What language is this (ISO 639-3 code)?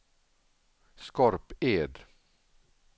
swe